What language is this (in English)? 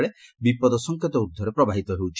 Odia